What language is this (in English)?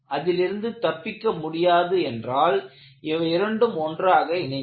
Tamil